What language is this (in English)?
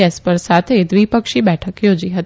Gujarati